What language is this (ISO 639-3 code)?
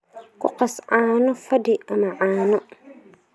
som